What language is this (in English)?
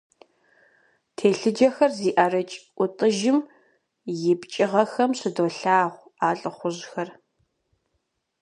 Kabardian